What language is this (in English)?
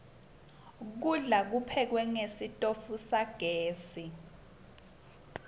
Swati